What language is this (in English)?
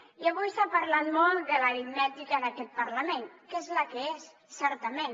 Catalan